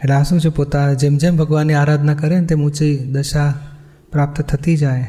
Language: Gujarati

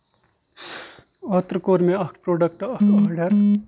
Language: Kashmiri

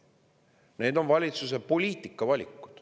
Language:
Estonian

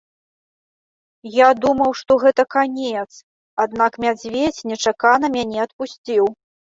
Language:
Belarusian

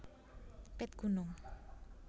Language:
Javanese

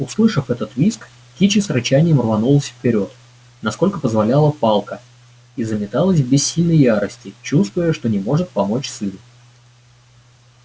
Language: Russian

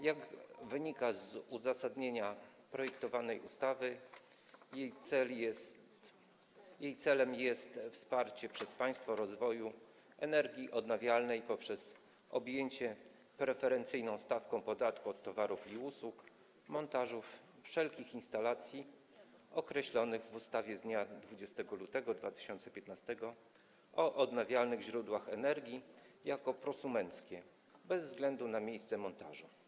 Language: Polish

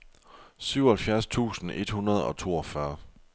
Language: Danish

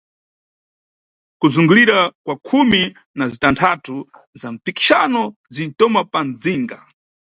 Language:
Nyungwe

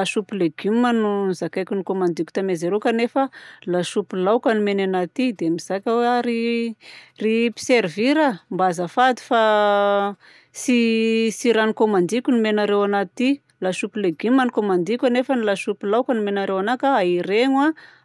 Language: Southern Betsimisaraka Malagasy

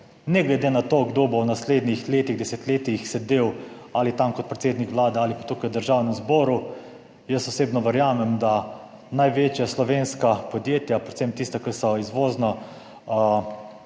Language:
Slovenian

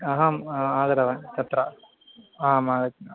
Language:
Sanskrit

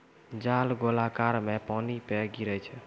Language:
Maithili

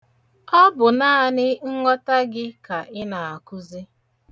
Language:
Igbo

